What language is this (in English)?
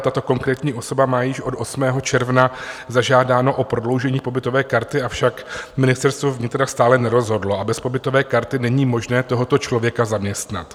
Czech